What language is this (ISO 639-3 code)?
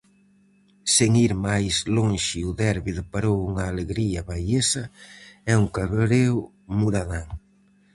glg